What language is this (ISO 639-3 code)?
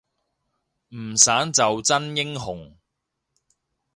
yue